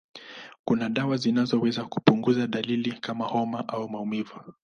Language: Swahili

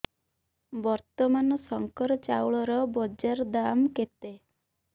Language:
Odia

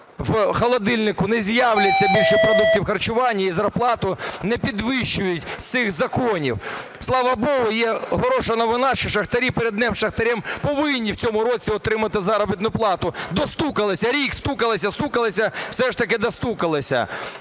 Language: Ukrainian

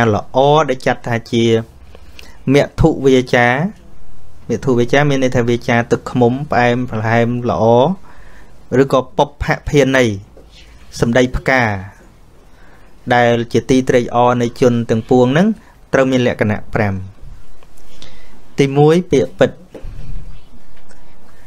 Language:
Vietnamese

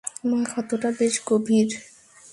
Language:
Bangla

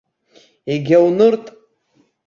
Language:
Abkhazian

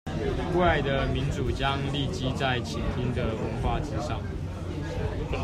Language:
Chinese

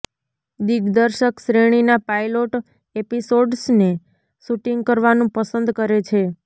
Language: Gujarati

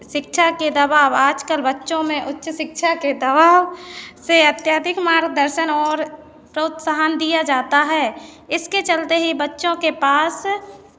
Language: Hindi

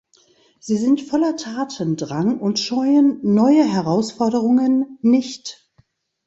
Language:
German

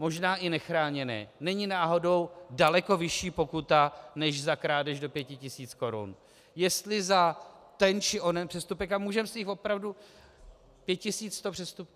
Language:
Czech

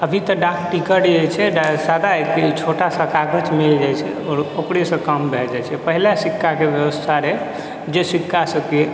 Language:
Maithili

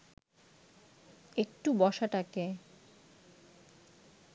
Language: Bangla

